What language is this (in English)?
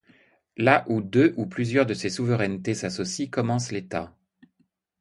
French